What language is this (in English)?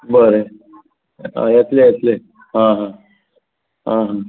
Konkani